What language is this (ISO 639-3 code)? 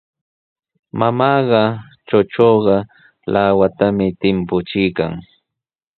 qws